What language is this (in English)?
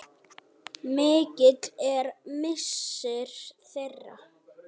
Icelandic